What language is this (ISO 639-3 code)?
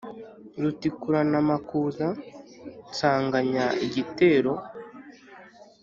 kin